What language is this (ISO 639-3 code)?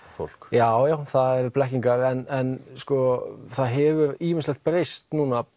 isl